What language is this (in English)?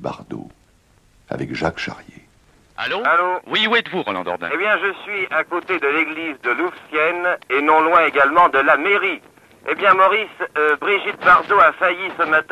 French